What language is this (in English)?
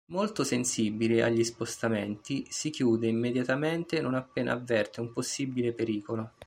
Italian